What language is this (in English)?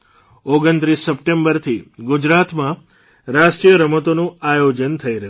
Gujarati